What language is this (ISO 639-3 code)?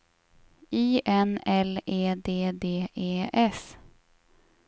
swe